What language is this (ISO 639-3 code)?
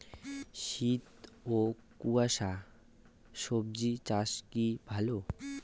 ben